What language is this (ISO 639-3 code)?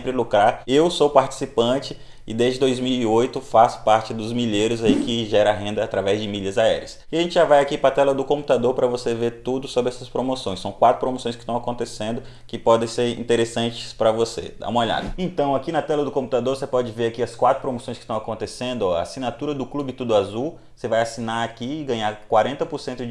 por